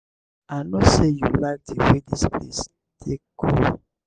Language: Nigerian Pidgin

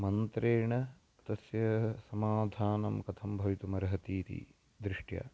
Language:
Sanskrit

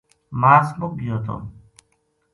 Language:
Gujari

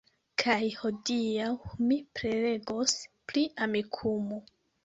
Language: Esperanto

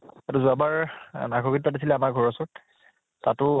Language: Assamese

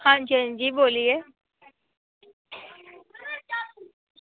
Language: Dogri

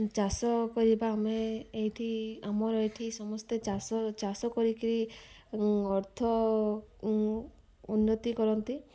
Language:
Odia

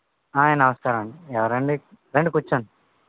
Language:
Telugu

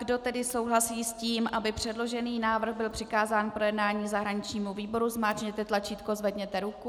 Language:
Czech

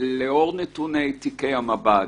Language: Hebrew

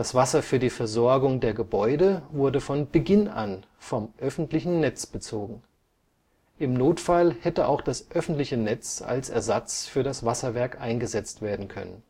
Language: German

